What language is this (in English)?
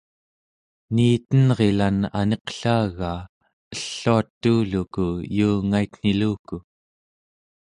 Central Yupik